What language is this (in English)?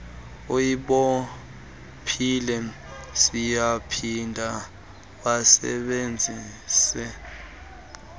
Xhosa